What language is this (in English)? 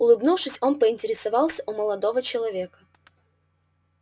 Russian